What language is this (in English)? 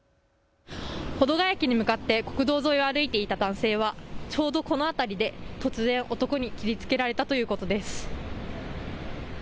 Japanese